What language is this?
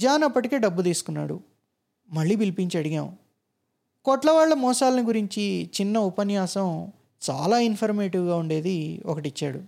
Telugu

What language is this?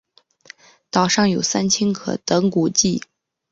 Chinese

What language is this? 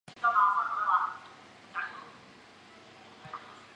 Chinese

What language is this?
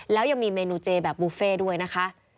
Thai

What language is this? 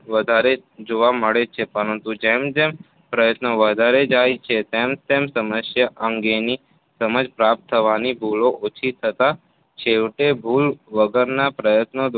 Gujarati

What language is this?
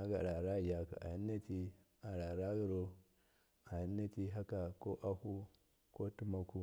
Miya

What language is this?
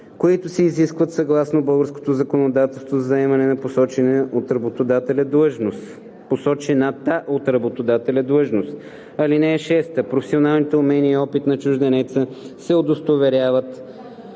Bulgarian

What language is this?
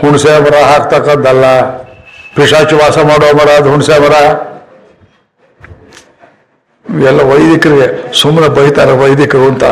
Kannada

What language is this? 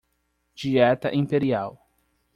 Portuguese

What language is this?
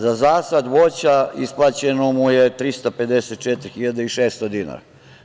Serbian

